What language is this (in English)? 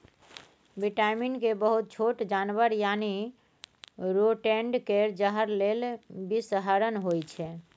Maithili